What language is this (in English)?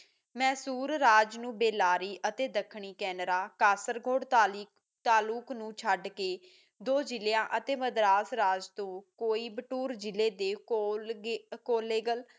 Punjabi